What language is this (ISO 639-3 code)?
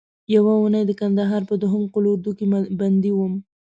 pus